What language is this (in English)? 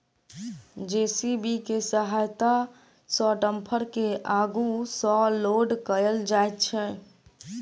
Maithili